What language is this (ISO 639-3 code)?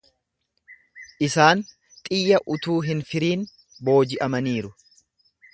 orm